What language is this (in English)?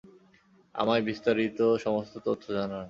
Bangla